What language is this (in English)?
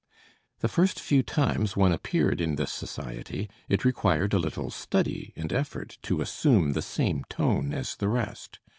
English